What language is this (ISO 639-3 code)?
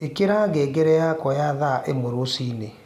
kik